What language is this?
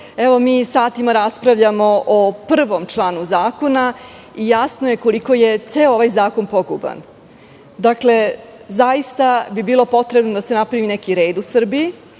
Serbian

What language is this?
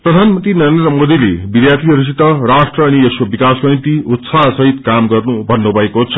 Nepali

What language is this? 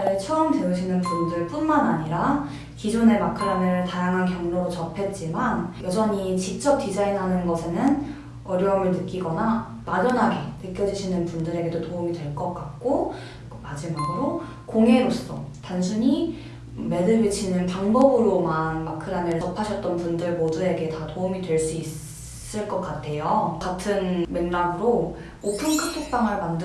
Korean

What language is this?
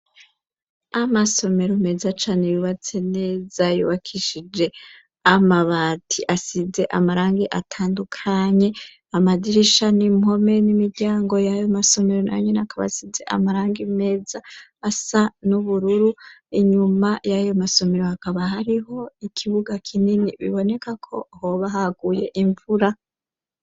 Rundi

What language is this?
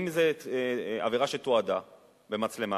Hebrew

